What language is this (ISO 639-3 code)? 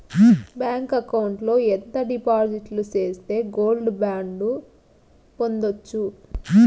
tel